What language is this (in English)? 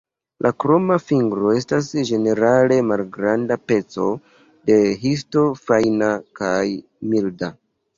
Esperanto